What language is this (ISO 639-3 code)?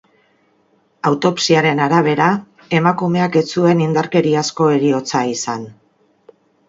eus